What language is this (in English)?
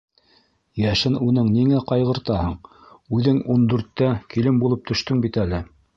Bashkir